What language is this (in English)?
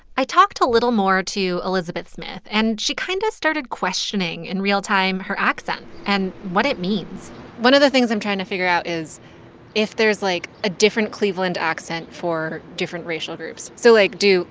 English